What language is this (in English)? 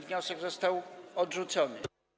Polish